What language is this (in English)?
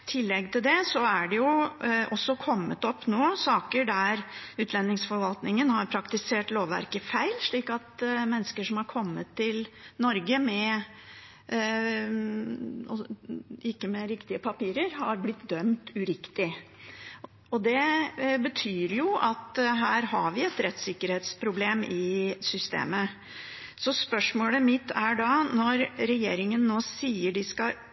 Norwegian Bokmål